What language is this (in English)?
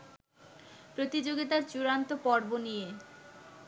Bangla